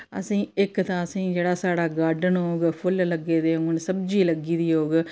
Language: Dogri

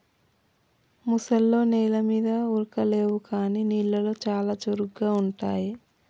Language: Telugu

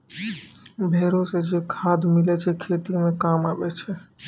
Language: Maithili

